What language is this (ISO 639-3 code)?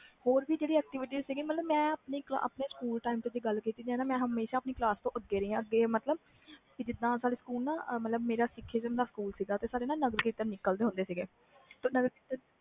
pan